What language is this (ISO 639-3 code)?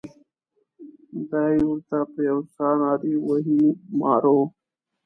pus